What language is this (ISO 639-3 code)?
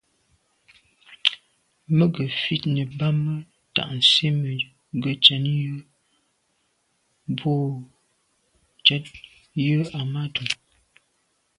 byv